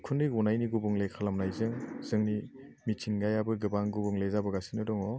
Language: Bodo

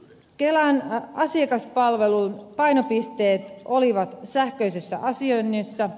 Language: Finnish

